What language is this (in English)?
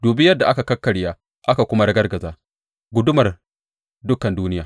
Hausa